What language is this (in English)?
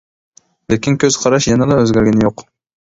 Uyghur